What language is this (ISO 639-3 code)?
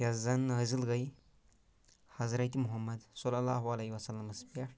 kas